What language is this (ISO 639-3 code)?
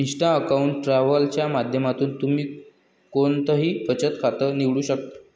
mar